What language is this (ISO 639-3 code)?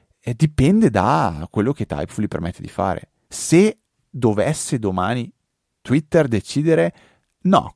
ita